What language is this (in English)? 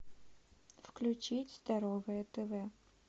Russian